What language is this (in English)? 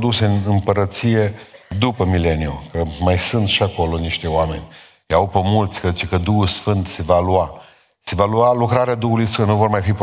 Romanian